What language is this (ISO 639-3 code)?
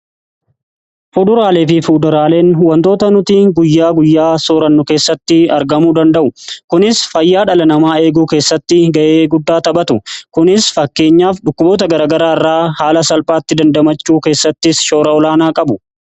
orm